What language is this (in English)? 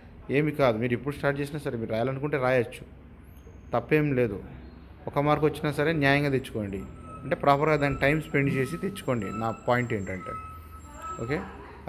English